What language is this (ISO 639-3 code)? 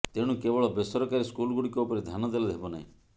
ori